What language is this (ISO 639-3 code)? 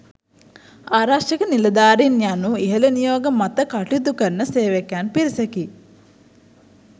sin